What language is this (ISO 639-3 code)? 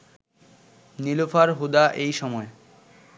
ben